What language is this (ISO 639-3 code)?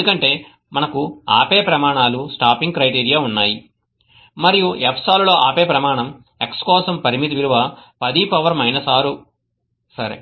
tel